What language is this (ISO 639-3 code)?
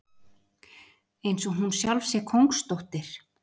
isl